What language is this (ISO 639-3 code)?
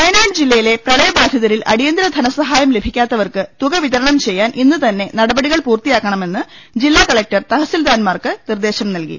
mal